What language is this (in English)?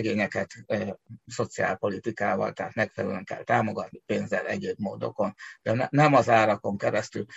Hungarian